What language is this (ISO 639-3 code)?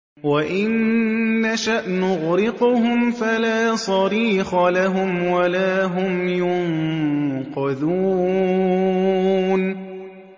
ara